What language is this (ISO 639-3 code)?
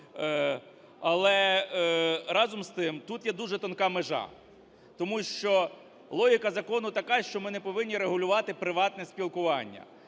ukr